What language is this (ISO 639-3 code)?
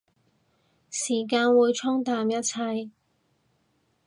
yue